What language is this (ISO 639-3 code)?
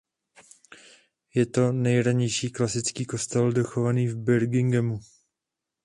ces